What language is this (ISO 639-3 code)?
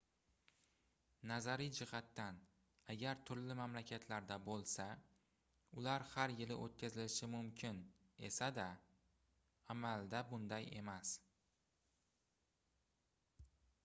uzb